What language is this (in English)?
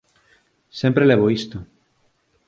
Galician